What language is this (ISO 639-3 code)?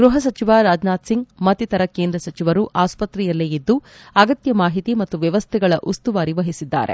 kan